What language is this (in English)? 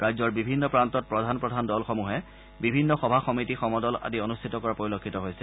Assamese